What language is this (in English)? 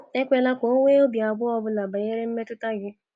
Igbo